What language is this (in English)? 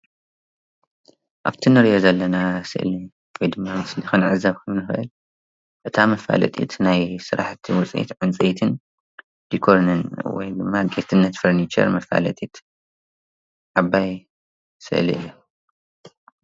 Tigrinya